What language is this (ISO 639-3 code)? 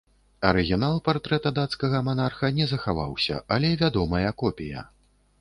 bel